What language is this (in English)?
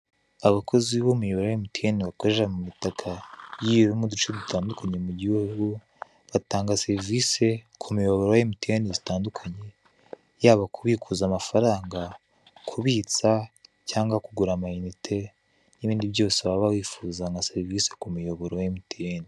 Kinyarwanda